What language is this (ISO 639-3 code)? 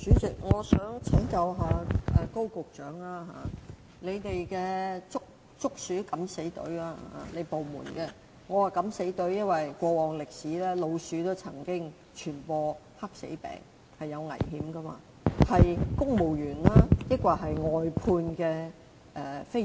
yue